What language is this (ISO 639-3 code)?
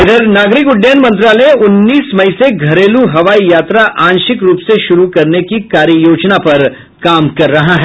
hin